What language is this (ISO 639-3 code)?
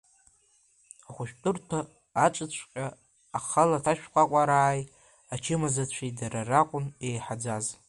abk